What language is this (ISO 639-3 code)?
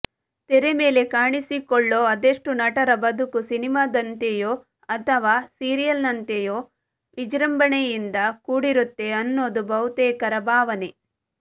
kan